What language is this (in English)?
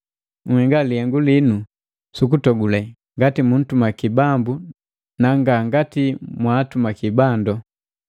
Matengo